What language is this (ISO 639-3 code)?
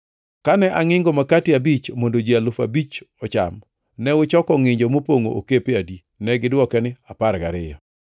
luo